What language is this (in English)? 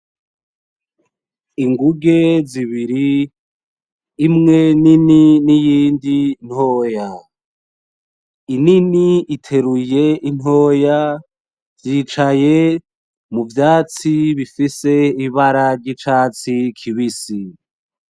Rundi